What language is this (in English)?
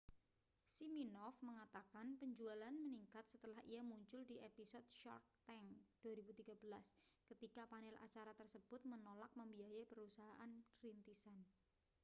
Indonesian